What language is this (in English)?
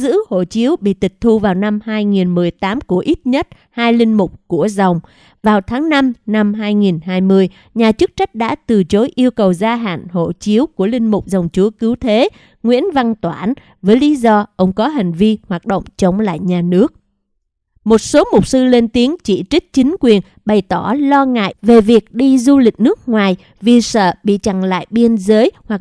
Vietnamese